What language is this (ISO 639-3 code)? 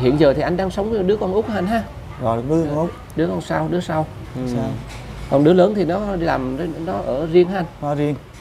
vie